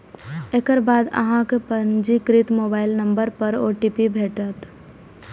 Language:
Maithili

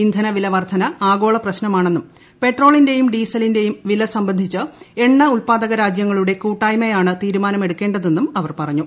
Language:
Malayalam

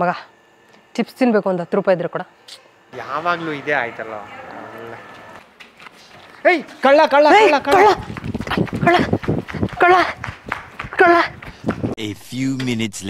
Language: Kannada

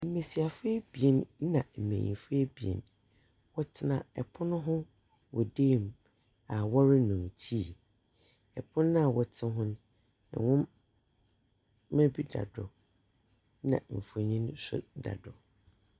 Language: Akan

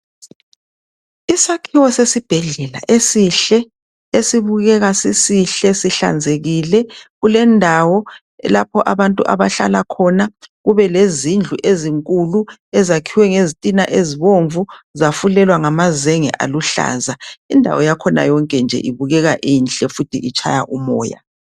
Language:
North Ndebele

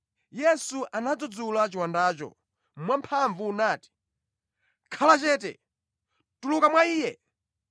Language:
Nyanja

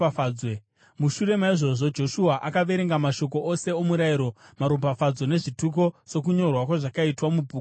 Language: Shona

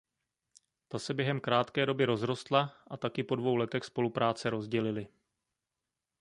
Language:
Czech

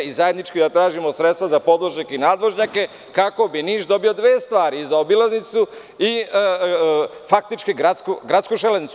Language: Serbian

